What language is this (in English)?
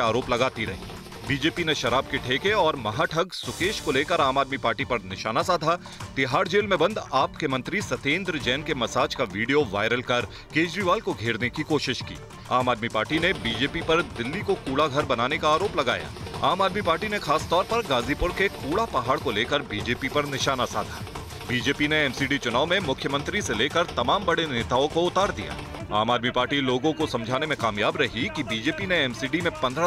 Hindi